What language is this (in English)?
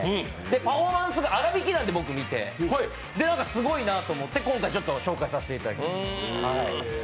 Japanese